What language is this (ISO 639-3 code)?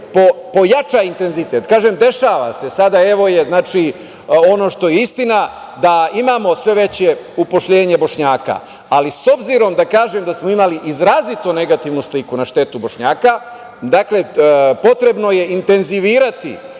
srp